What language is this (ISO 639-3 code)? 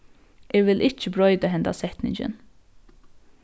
fao